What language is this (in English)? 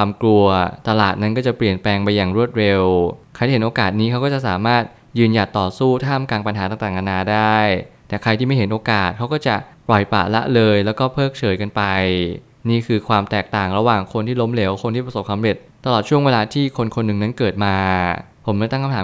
Thai